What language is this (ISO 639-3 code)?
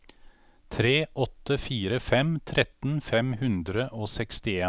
nor